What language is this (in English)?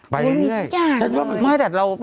Thai